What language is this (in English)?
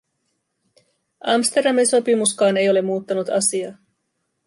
Finnish